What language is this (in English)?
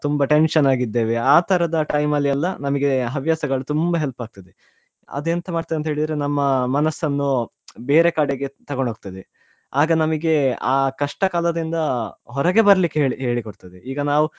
Kannada